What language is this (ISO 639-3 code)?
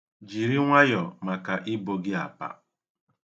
ibo